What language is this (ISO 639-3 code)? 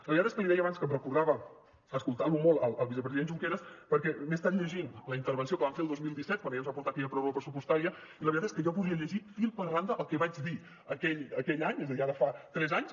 cat